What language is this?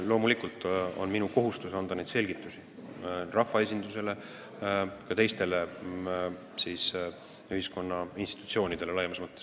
Estonian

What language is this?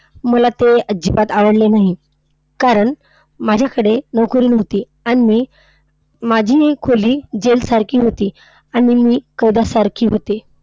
Marathi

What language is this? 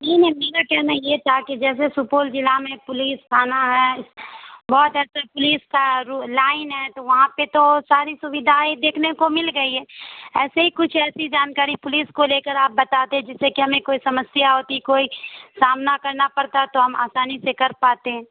Urdu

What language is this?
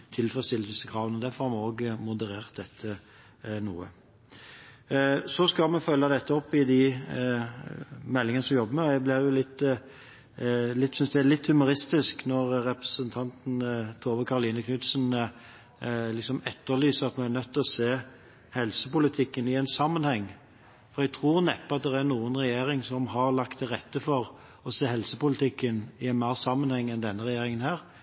Norwegian Bokmål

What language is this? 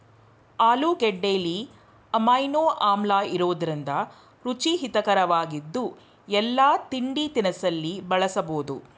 Kannada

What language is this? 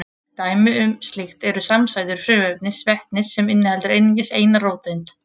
Icelandic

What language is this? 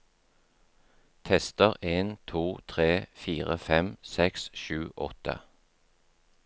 Norwegian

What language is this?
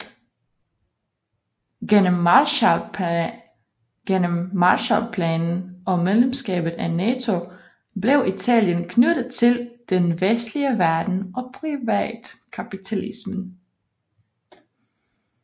Danish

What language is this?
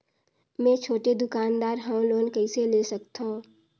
Chhattisgarhi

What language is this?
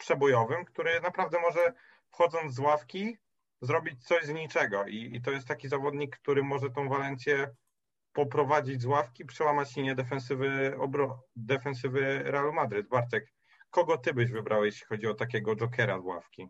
Polish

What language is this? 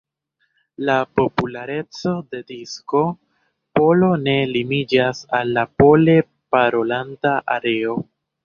Esperanto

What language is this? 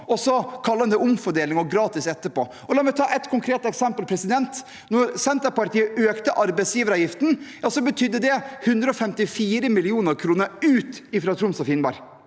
Norwegian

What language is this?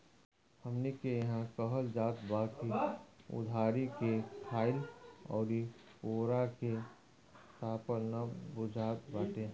Bhojpuri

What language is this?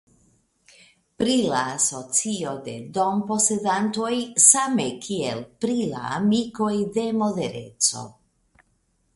Esperanto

